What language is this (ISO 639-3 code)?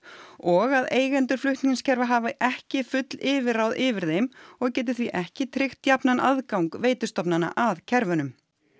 isl